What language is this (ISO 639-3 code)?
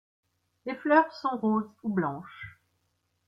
fra